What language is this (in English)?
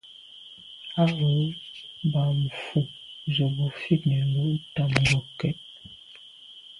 Medumba